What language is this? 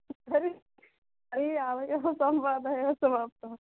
Sanskrit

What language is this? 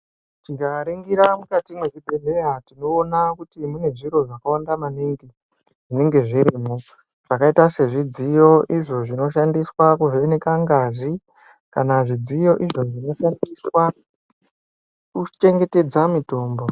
Ndau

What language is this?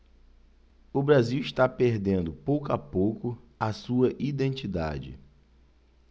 Portuguese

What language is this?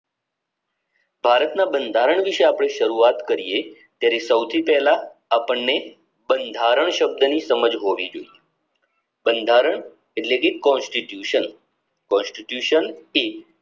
Gujarati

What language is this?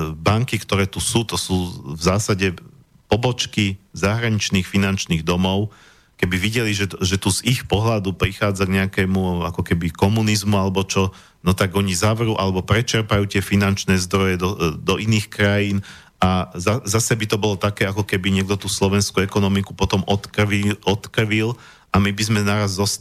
Slovak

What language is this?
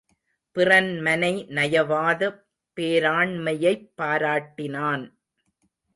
Tamil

